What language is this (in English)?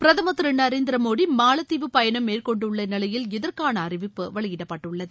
Tamil